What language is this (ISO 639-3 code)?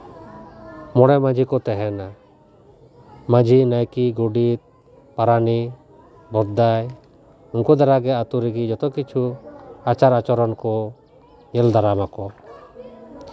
sat